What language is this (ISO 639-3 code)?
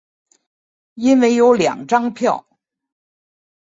zho